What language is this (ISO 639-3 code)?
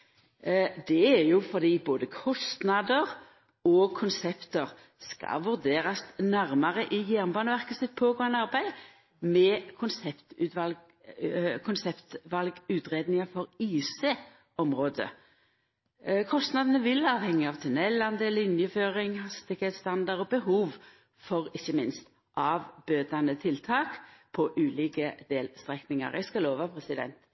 nno